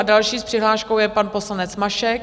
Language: Czech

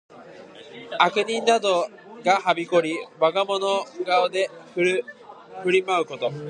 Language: Japanese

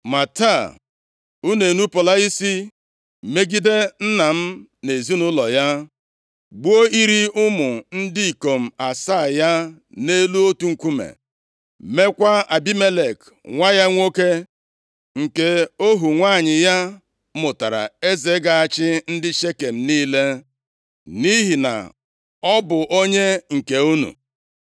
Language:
Igbo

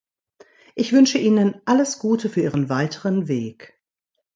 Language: German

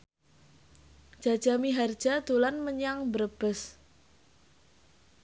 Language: Javanese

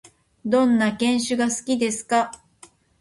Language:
Japanese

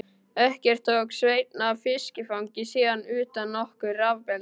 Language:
Icelandic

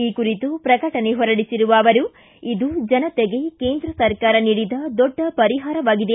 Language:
Kannada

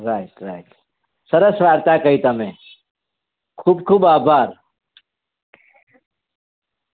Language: Gujarati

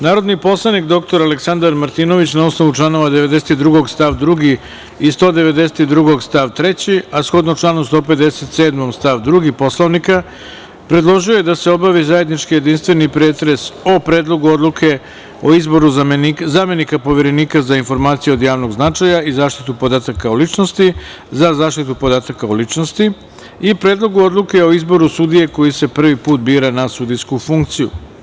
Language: Serbian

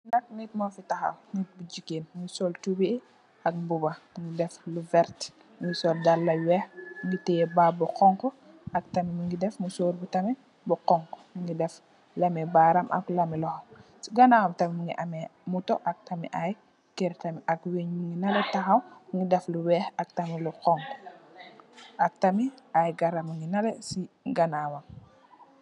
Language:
Wolof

